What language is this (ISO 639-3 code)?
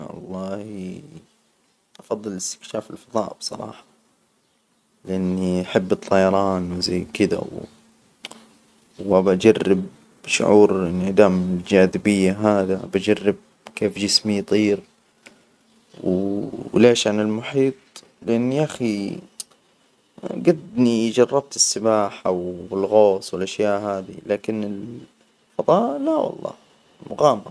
acw